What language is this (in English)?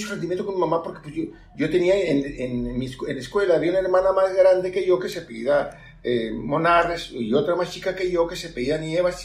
Spanish